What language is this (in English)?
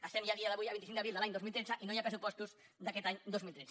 Catalan